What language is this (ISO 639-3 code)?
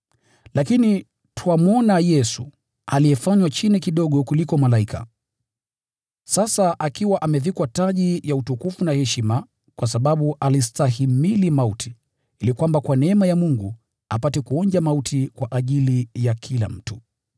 swa